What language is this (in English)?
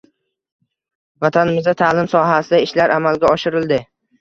Uzbek